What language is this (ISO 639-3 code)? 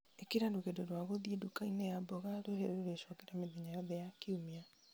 kik